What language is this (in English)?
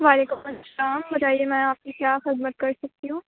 Urdu